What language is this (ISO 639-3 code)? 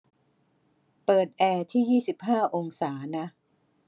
tha